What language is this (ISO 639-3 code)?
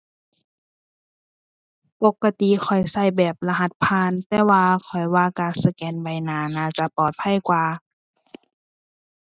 tha